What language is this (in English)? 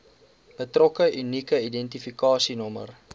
Afrikaans